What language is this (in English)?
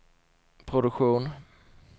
Swedish